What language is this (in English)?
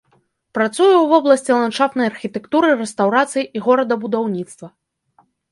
Belarusian